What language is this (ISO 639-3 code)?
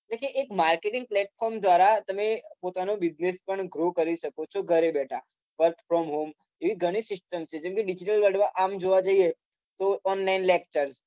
guj